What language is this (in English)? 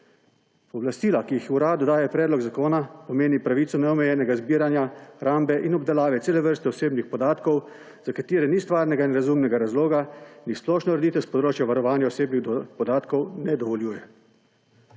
Slovenian